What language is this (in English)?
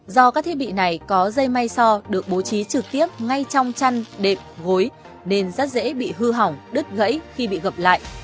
Vietnamese